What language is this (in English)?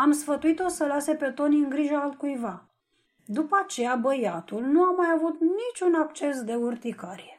Romanian